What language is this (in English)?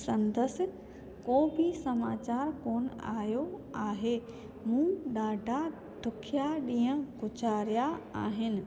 Sindhi